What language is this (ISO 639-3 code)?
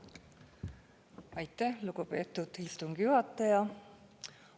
est